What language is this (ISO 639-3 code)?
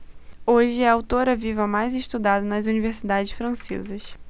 por